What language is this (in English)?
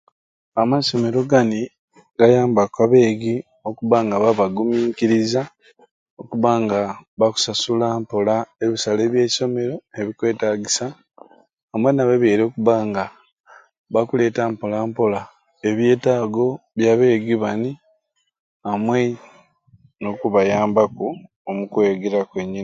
Ruuli